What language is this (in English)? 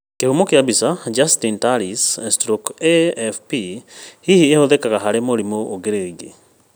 Kikuyu